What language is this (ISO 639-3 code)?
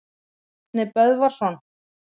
isl